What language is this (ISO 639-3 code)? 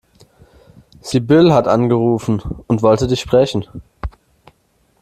deu